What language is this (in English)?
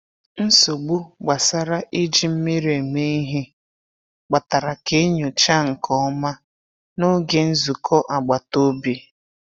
Igbo